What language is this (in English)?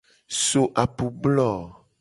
Gen